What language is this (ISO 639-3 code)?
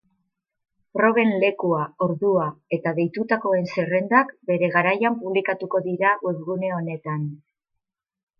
eus